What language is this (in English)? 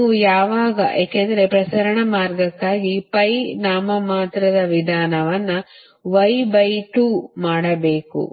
Kannada